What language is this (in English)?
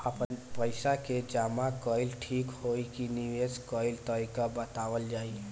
Bhojpuri